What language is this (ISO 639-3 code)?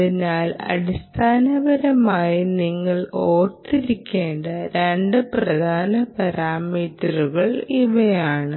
mal